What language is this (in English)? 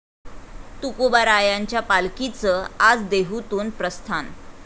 Marathi